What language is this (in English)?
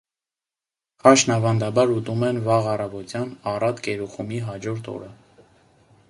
Armenian